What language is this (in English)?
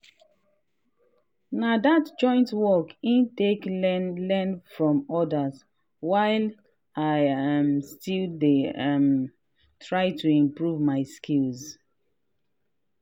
Nigerian Pidgin